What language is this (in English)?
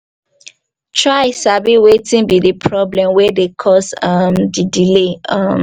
Nigerian Pidgin